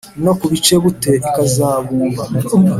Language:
Kinyarwanda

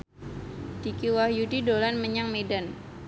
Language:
Javanese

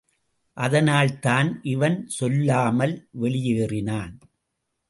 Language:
Tamil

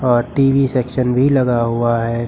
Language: Hindi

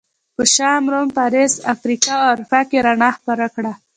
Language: Pashto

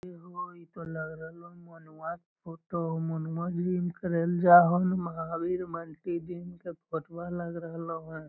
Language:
Magahi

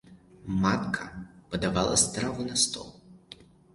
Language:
Belarusian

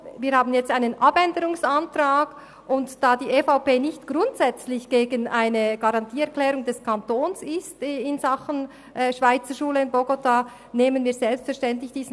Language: Swiss German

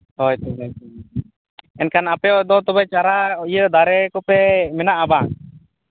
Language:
Santali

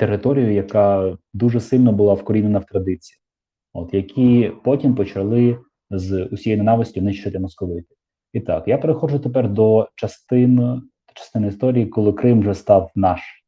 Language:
Ukrainian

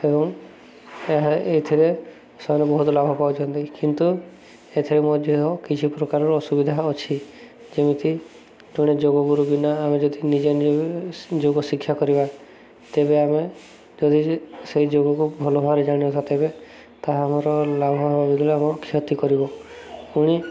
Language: Odia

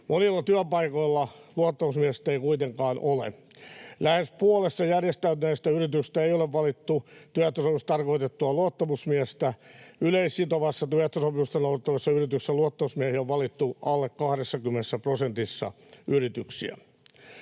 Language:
Finnish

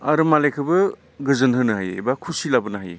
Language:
Bodo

